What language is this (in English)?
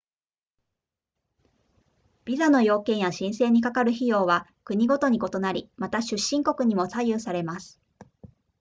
Japanese